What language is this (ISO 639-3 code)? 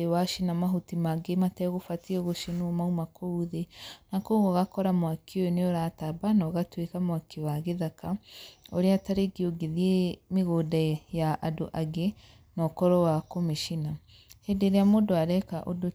kik